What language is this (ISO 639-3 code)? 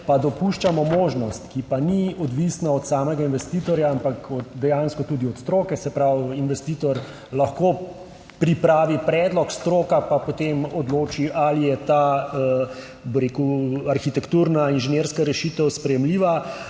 slv